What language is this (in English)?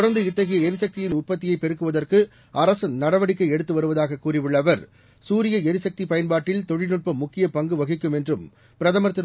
Tamil